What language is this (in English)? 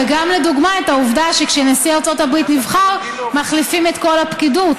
Hebrew